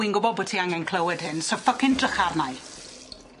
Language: Welsh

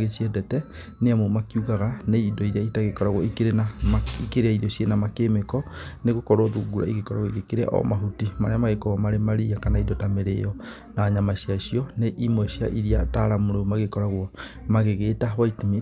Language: Kikuyu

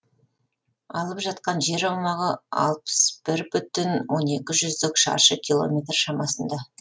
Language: Kazakh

